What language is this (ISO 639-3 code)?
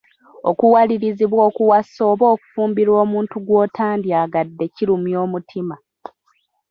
lug